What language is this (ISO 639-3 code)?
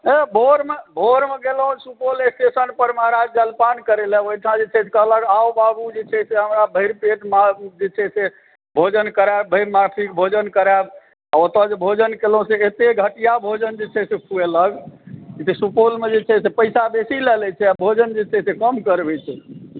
mai